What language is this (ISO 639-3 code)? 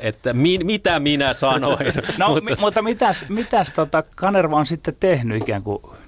fin